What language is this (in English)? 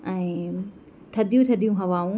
Sindhi